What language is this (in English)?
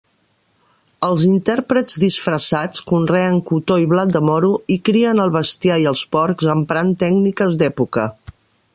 Catalan